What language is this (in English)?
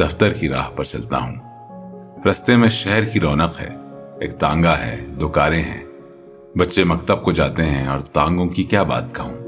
Urdu